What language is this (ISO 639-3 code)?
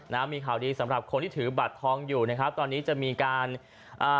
tha